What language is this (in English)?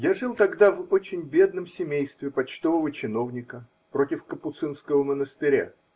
Russian